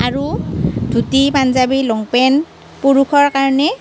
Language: Assamese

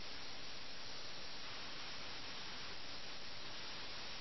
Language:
Malayalam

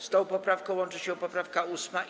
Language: Polish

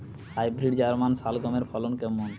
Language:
Bangla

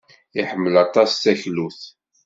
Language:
Kabyle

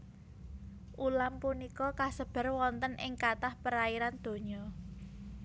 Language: Javanese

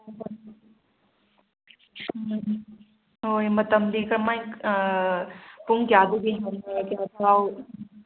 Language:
Manipuri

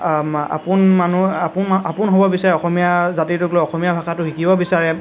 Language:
Assamese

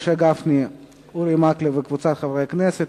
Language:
Hebrew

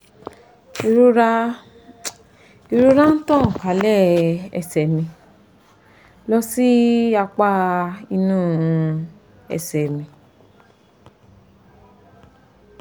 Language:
Yoruba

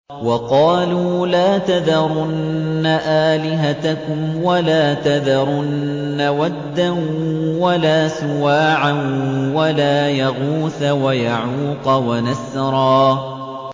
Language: Arabic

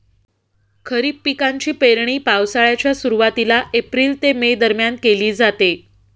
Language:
Marathi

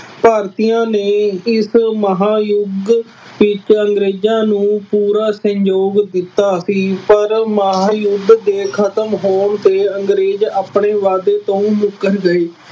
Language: Punjabi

